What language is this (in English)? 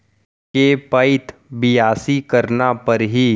Chhattisgarhi